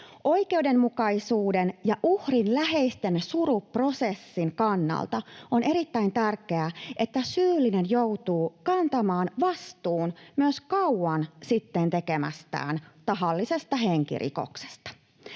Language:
Finnish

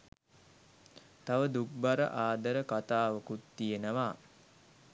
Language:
Sinhala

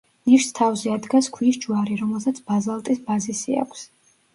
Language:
Georgian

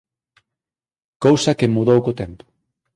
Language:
Galician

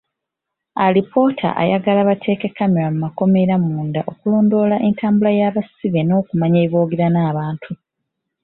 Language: Ganda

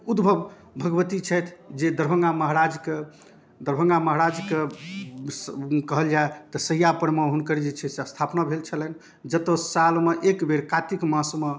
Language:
Maithili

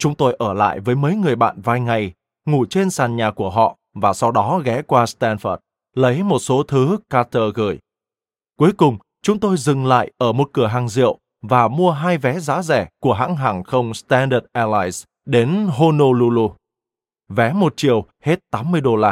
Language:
Vietnamese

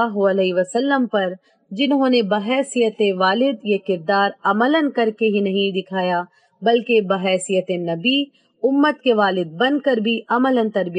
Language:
Urdu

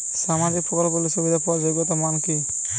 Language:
Bangla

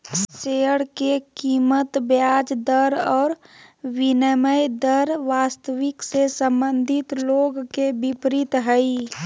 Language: Magahi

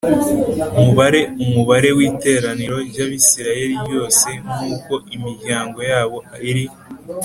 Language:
Kinyarwanda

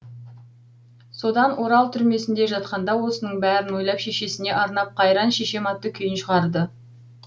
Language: Kazakh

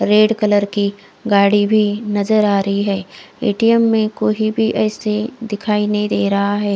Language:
Hindi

